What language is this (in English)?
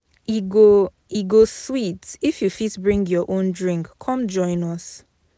Nigerian Pidgin